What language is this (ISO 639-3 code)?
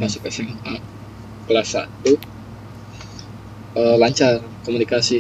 ind